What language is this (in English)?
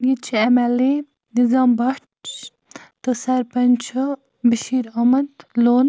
Kashmiri